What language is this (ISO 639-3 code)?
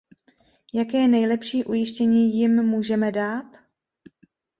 ces